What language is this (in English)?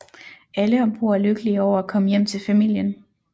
Danish